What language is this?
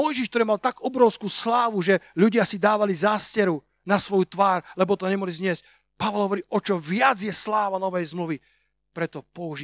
Slovak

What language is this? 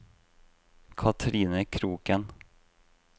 Norwegian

